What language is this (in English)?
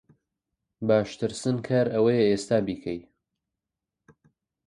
Central Kurdish